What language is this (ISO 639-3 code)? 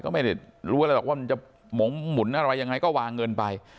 tha